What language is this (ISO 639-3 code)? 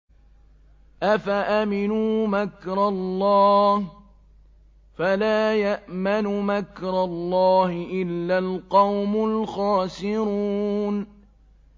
ara